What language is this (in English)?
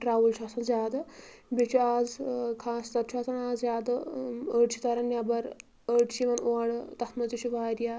Kashmiri